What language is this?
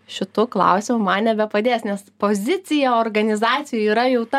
Lithuanian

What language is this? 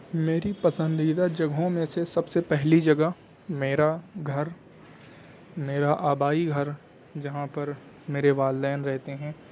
Urdu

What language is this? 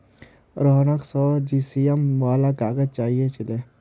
Magahi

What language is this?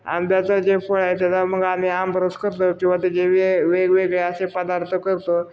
Marathi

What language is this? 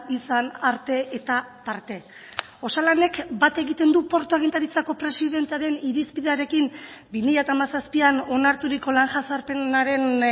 Basque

